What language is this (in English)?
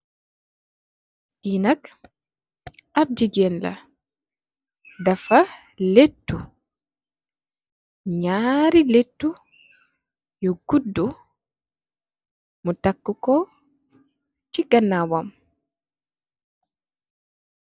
Wolof